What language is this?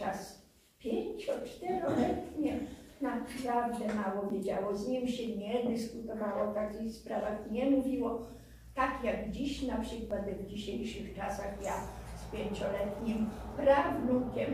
Polish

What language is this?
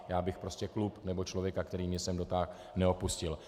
Czech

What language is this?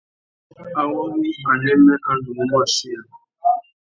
Tuki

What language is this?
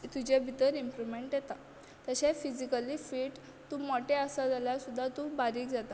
Konkani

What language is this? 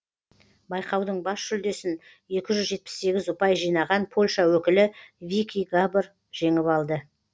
Kazakh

